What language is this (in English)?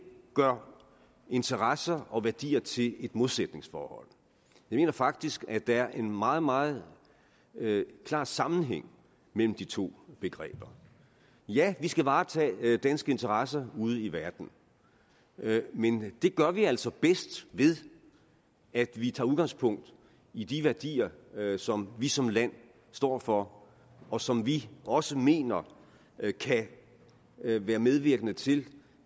Danish